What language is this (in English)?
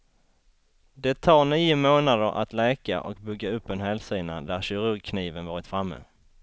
Swedish